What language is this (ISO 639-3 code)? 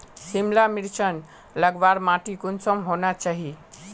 mag